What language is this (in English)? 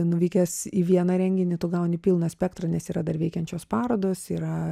Lithuanian